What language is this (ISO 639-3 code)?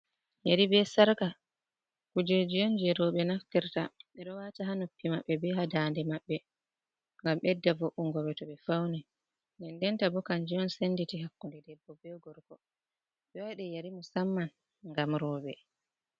ful